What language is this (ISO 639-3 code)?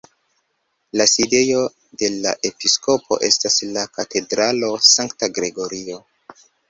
epo